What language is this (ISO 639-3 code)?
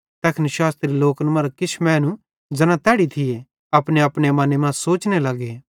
bhd